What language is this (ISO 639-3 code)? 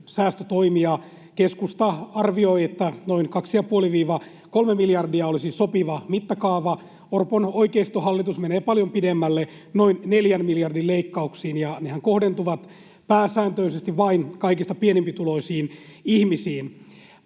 fin